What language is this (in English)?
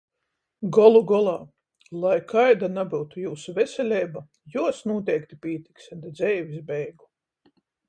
Latgalian